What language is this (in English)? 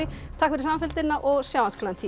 Icelandic